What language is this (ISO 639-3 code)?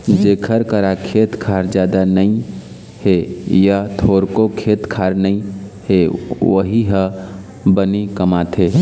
hne